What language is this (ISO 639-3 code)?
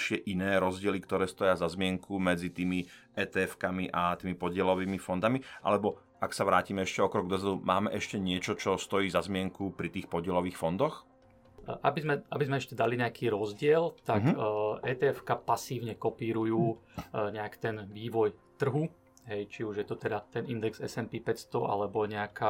slk